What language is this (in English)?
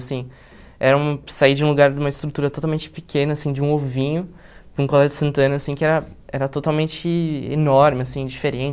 Portuguese